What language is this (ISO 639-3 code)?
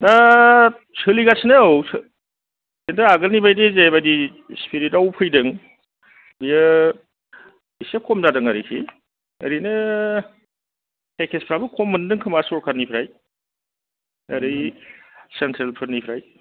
brx